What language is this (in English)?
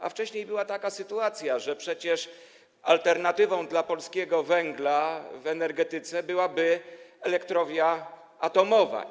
Polish